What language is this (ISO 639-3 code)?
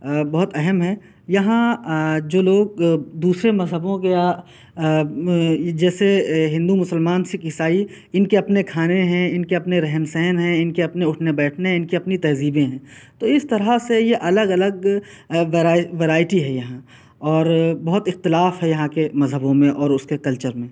urd